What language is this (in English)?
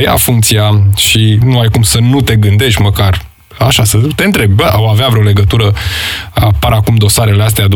Romanian